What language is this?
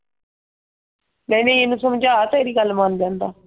Punjabi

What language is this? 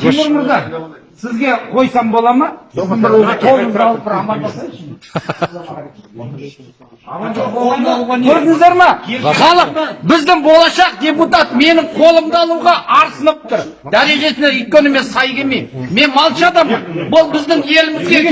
Turkish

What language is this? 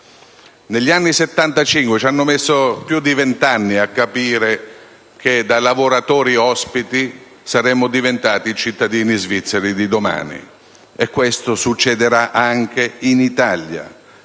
Italian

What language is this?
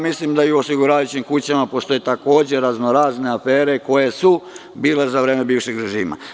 Serbian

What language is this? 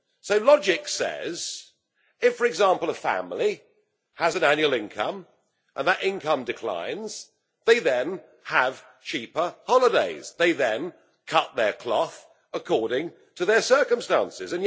English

